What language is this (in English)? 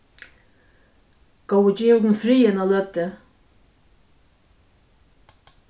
Faroese